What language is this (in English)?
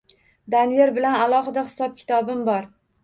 Uzbek